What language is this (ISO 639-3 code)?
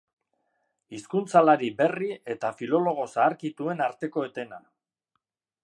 eus